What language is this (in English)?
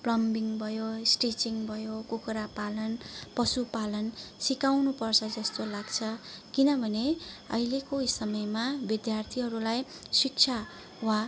Nepali